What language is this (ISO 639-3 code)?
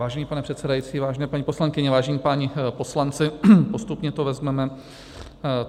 ces